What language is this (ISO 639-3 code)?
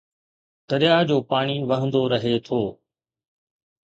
snd